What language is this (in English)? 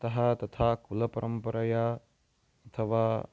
Sanskrit